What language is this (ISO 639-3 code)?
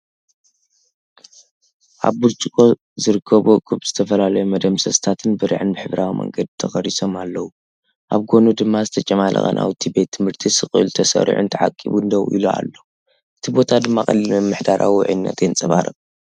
tir